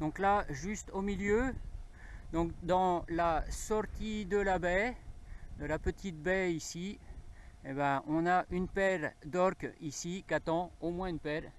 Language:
French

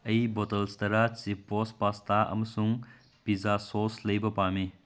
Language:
Manipuri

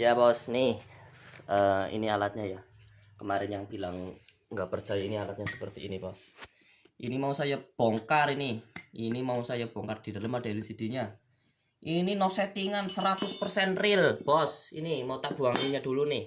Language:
Indonesian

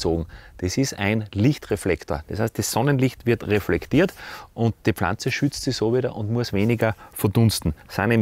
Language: German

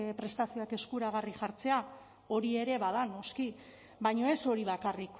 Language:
Basque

